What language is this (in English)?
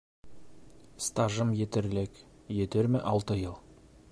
Bashkir